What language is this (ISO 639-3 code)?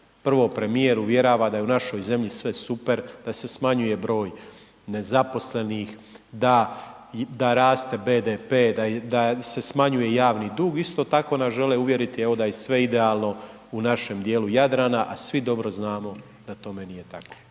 hrv